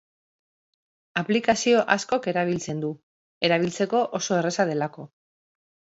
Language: Basque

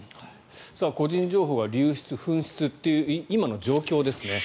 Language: Japanese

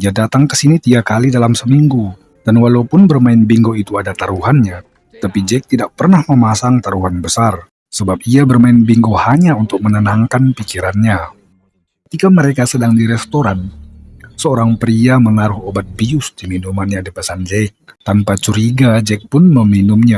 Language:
Indonesian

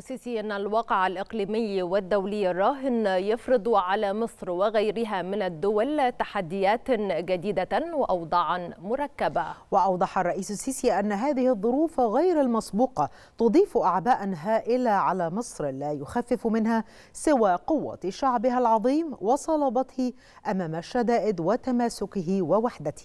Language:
Arabic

